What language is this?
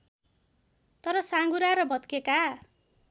Nepali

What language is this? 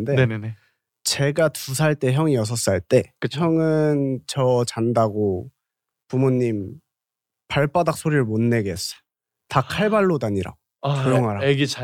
Korean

